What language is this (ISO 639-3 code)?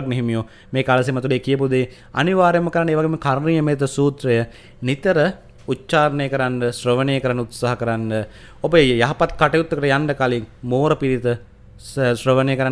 ind